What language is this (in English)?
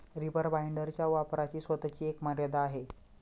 Marathi